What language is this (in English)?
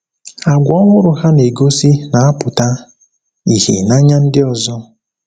Igbo